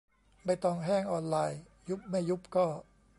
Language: Thai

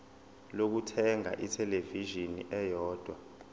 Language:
Zulu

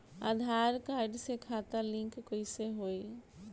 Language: Bhojpuri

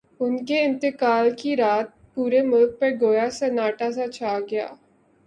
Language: Urdu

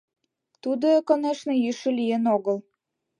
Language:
Mari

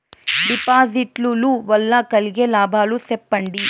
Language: Telugu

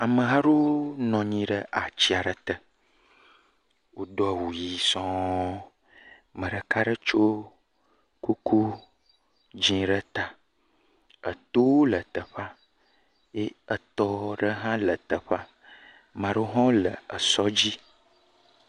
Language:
Ewe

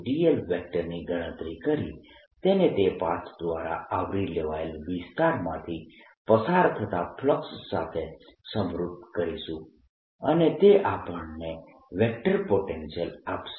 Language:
Gujarati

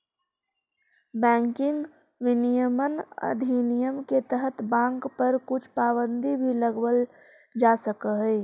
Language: Magahi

